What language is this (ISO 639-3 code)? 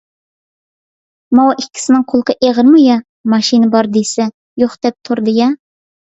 uig